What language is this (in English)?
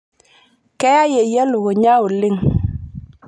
Masai